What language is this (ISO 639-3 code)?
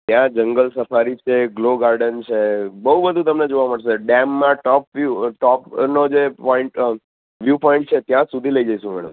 guj